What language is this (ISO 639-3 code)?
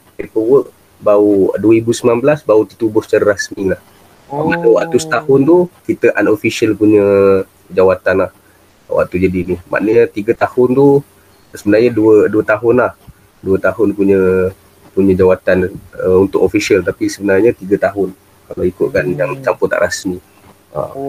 msa